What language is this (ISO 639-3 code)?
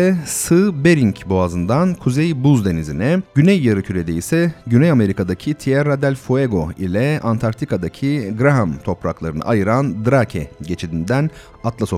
tur